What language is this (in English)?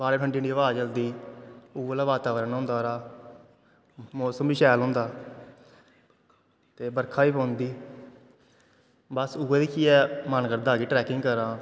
Dogri